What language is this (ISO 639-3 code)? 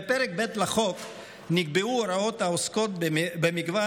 heb